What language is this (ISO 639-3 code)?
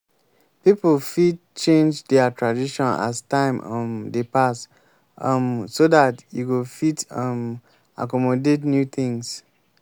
pcm